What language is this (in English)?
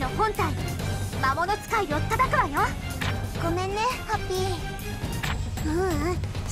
Japanese